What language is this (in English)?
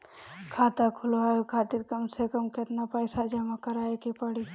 Bhojpuri